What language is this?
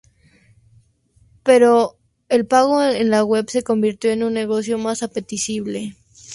Spanish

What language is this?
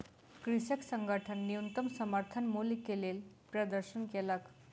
Maithili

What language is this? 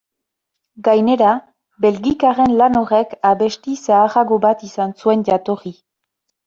Basque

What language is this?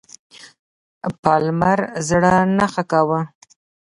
Pashto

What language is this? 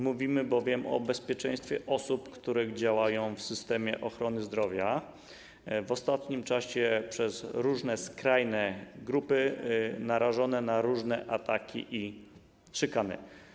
Polish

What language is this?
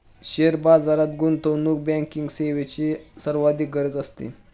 Marathi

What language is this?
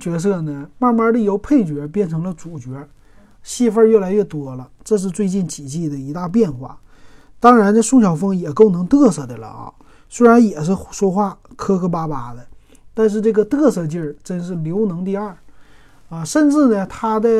Chinese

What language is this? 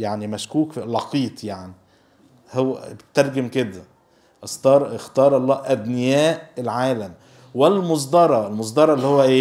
Arabic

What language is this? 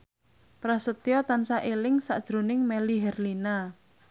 Javanese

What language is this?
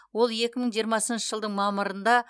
Kazakh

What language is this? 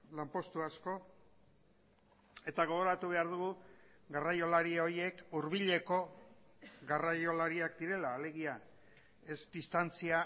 Basque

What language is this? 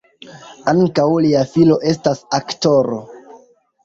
Esperanto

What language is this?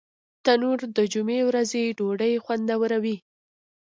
Pashto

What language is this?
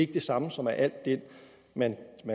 Danish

